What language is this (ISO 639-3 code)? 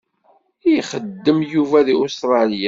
kab